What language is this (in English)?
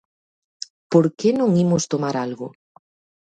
Galician